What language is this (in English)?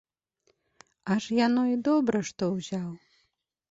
Belarusian